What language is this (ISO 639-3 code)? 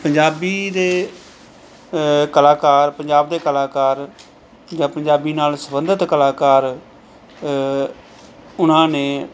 pan